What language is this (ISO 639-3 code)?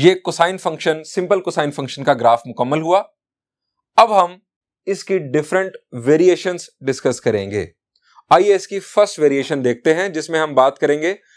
hin